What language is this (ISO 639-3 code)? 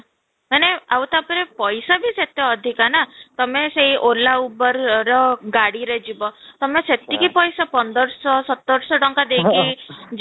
ori